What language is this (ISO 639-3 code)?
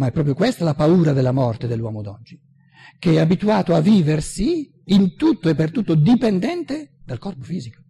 ita